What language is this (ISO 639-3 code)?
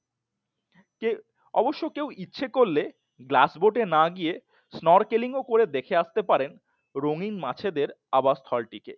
ben